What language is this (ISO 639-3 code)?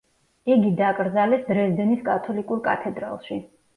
kat